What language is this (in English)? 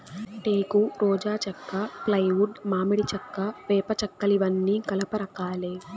Telugu